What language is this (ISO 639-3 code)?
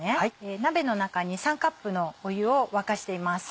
jpn